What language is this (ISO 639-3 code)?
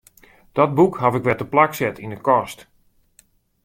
fry